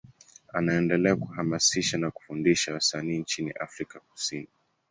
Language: Swahili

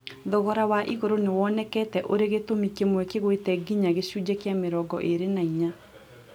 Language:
Kikuyu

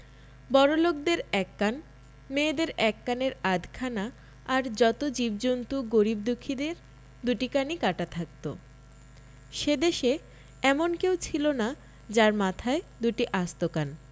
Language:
Bangla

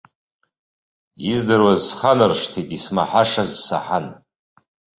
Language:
Abkhazian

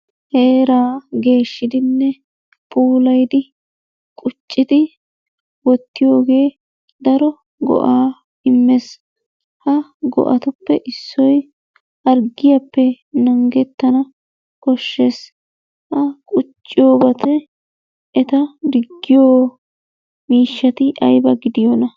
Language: Wolaytta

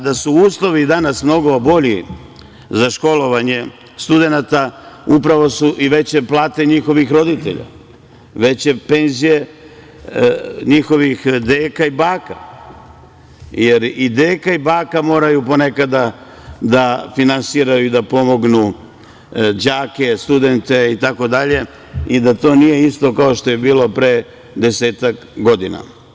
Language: Serbian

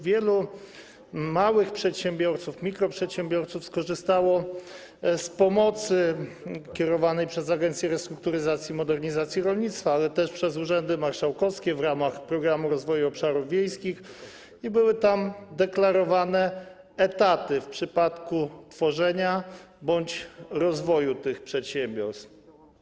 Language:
Polish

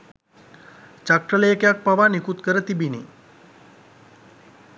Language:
Sinhala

